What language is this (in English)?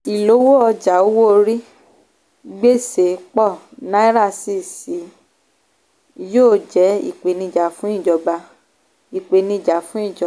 Yoruba